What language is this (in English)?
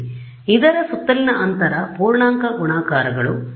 Kannada